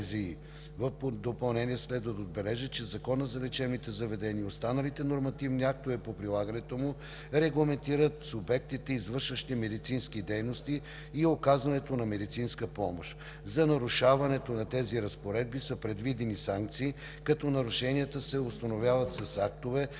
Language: Bulgarian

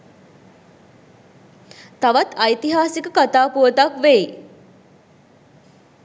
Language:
Sinhala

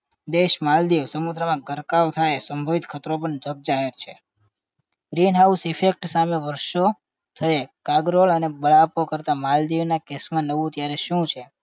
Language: Gujarati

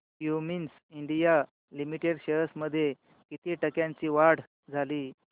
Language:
Marathi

